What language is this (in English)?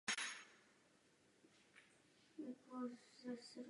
Czech